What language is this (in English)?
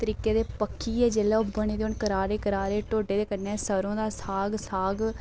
Dogri